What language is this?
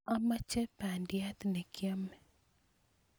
Kalenjin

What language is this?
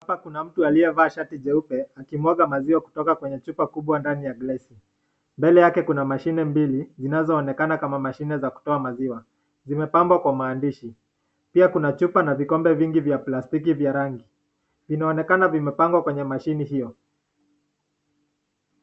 Swahili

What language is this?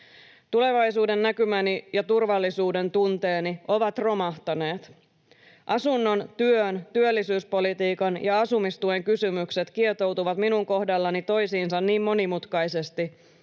Finnish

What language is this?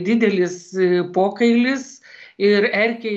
Lithuanian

